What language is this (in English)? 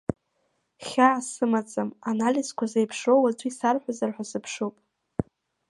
Abkhazian